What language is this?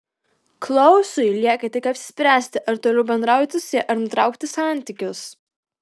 Lithuanian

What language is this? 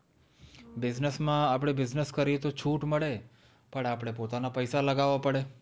Gujarati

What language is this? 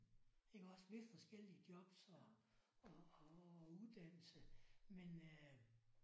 Danish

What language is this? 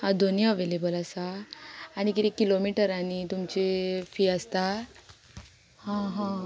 Konkani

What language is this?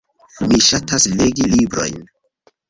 Esperanto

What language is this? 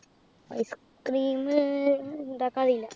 Malayalam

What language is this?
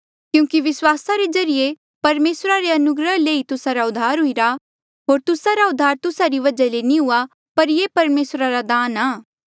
Mandeali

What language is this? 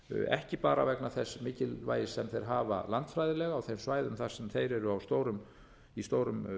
Icelandic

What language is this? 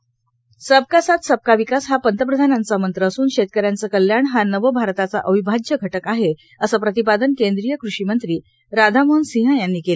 Marathi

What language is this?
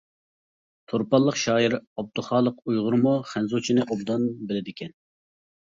Uyghur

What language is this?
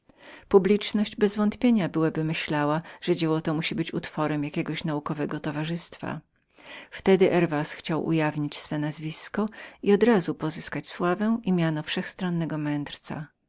Polish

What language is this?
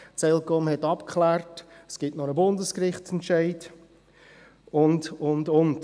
Swiss German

